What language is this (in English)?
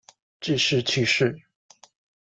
Chinese